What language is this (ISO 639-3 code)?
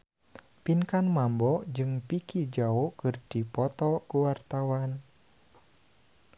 sun